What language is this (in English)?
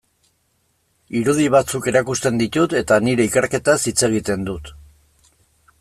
Basque